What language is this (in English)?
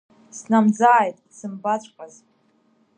Abkhazian